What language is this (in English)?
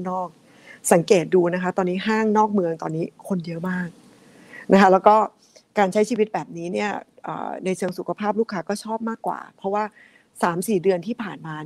Thai